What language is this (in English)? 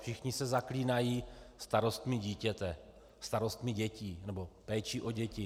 Czech